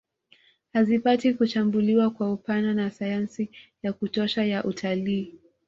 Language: Swahili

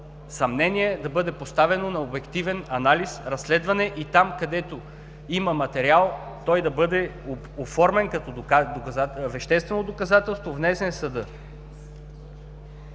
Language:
Bulgarian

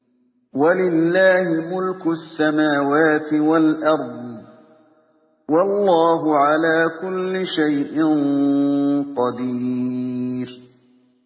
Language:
Arabic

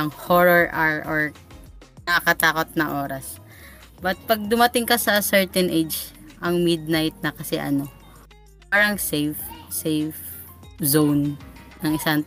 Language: Filipino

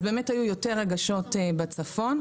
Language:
Hebrew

